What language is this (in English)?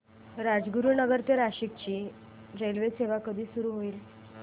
Marathi